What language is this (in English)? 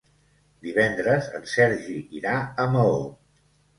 Catalan